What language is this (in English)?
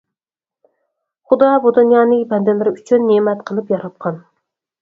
Uyghur